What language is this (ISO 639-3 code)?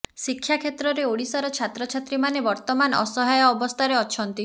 ori